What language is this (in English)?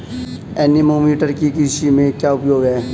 Hindi